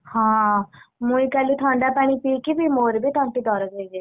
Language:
Odia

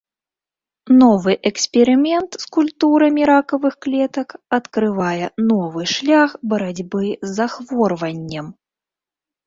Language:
Belarusian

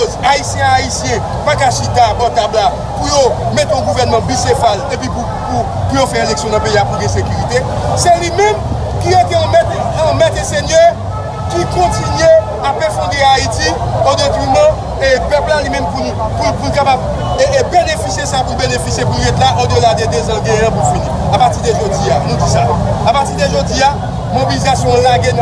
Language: French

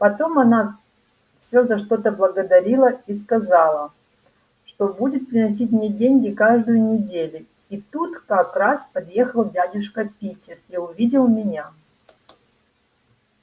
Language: Russian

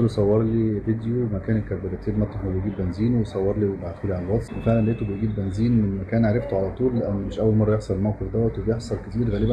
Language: Arabic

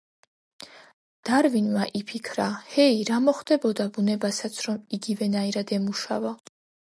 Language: Georgian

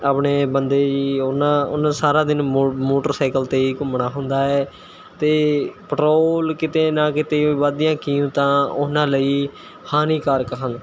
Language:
Punjabi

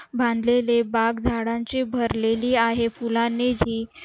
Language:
Marathi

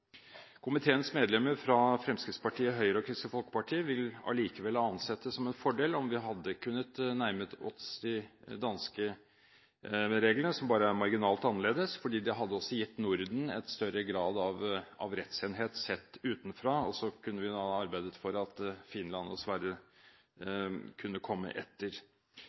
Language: Norwegian Bokmål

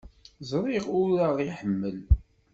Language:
Kabyle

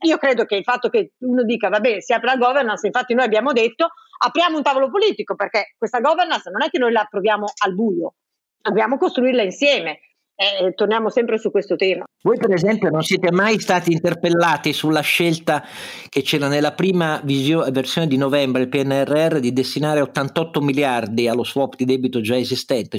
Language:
Italian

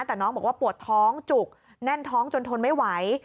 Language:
Thai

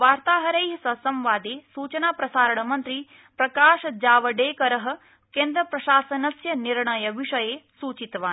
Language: Sanskrit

